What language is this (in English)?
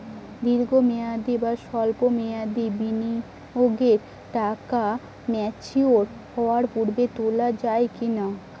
Bangla